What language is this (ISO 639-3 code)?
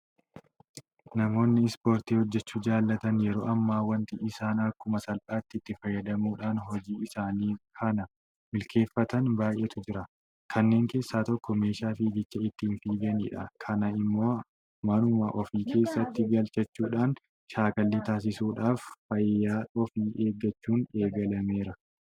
orm